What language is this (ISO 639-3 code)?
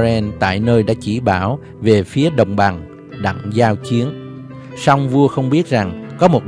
vie